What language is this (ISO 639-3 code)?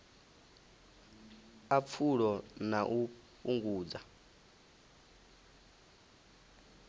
ven